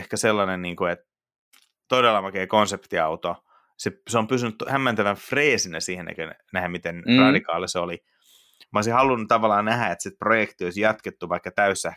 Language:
Finnish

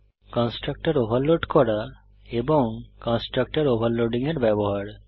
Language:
Bangla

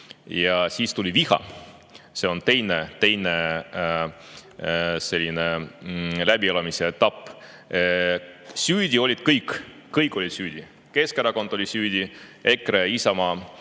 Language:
Estonian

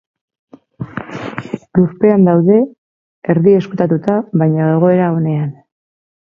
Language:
Basque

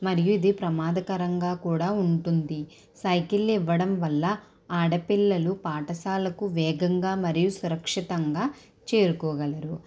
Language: Telugu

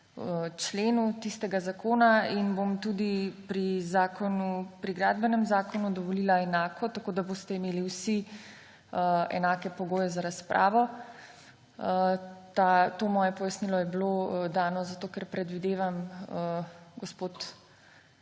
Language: Slovenian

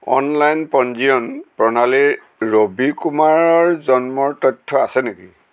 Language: Assamese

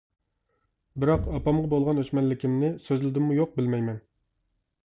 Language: Uyghur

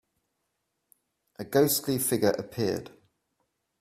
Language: English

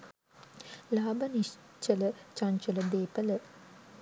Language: Sinhala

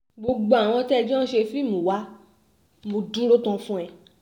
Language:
Yoruba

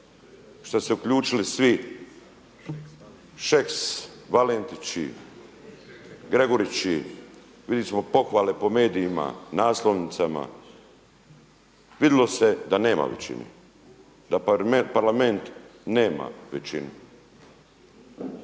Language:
Croatian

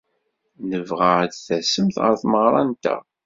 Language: Kabyle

